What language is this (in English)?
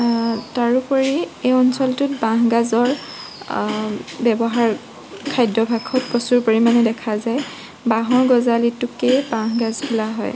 Assamese